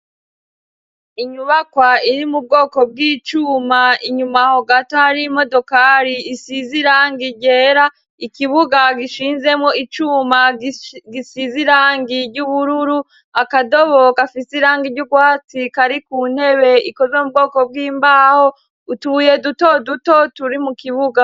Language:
Rundi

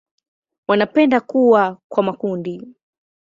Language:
Swahili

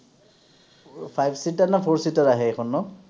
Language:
Assamese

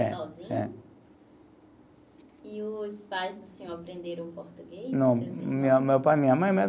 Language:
Portuguese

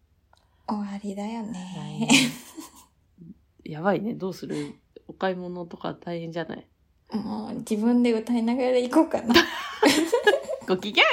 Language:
Japanese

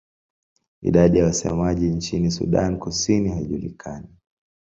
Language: Swahili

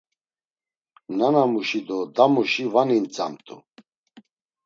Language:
Laz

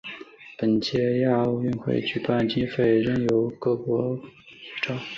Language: Chinese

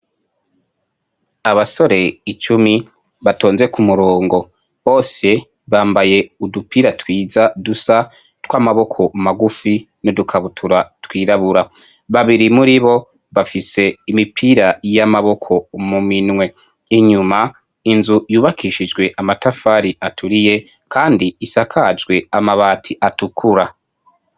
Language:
Rundi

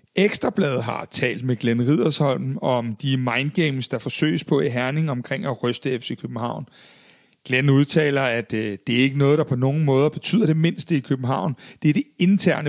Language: Danish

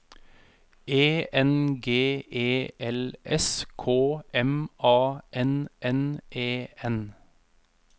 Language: Norwegian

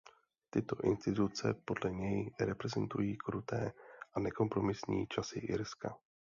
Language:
Czech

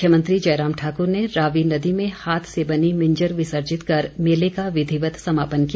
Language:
Hindi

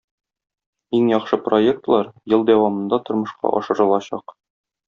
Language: Tatar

